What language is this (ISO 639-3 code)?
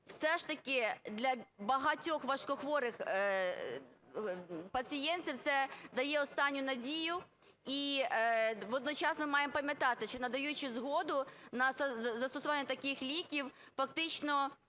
ukr